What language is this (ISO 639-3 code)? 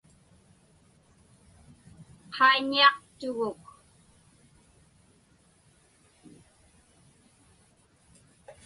ipk